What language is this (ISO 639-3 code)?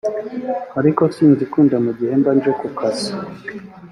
kin